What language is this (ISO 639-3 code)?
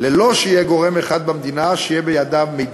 heb